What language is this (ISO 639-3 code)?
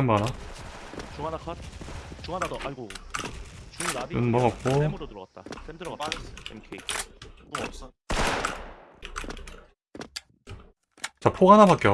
kor